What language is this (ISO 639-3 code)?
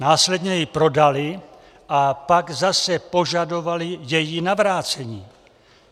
ces